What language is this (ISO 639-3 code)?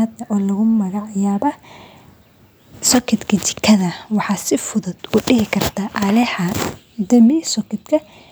som